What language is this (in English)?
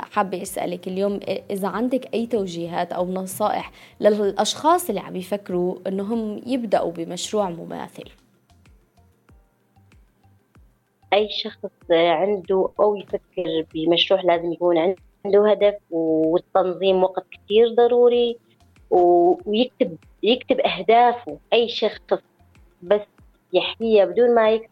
Arabic